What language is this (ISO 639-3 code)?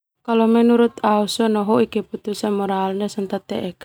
twu